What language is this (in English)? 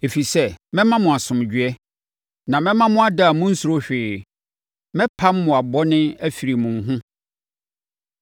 Akan